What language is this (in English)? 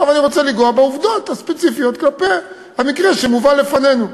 Hebrew